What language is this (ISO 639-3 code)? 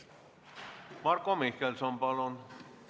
est